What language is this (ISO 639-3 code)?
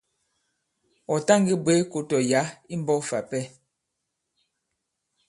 abb